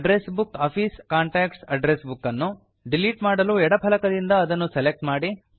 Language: Kannada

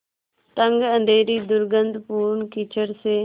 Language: Hindi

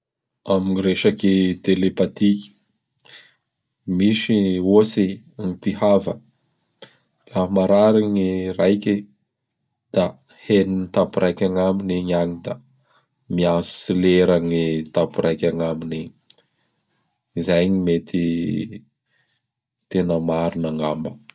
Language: Bara Malagasy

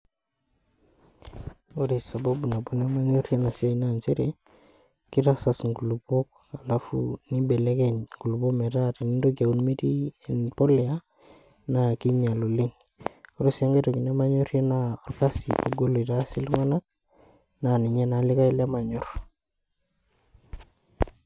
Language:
Masai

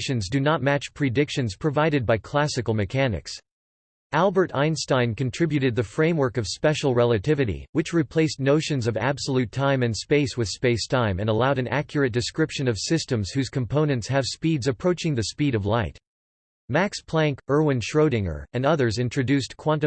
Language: English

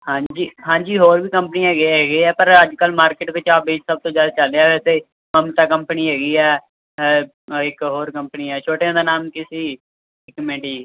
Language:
Punjabi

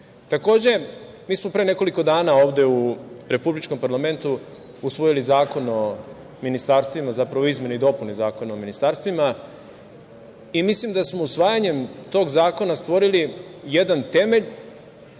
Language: Serbian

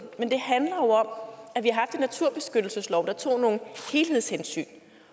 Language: Danish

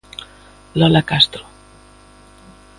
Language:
Galician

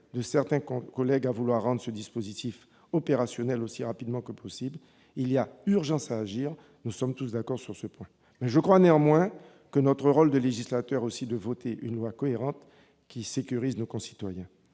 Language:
French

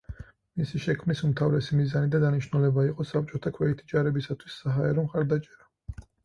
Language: Georgian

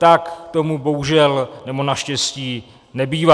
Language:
Czech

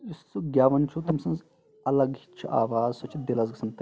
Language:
Kashmiri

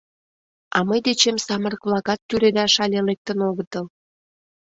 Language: Mari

